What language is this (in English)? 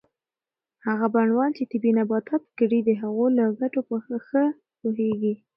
Pashto